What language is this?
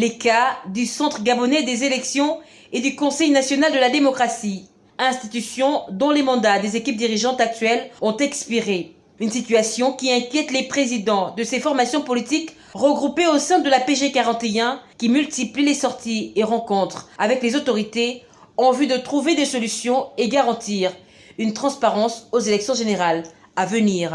French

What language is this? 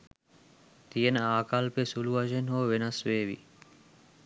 Sinhala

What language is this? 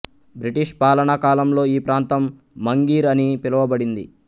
Telugu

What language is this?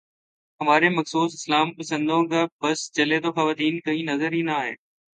Urdu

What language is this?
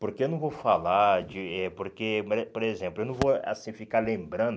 Portuguese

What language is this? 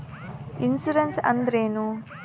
Kannada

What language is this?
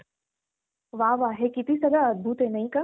Marathi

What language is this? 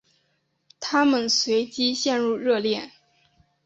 Chinese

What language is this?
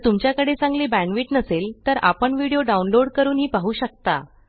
Marathi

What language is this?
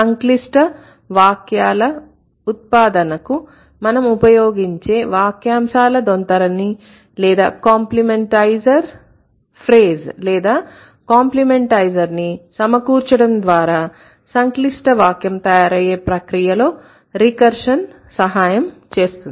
Telugu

